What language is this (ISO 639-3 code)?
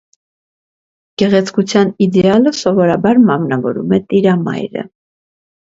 hye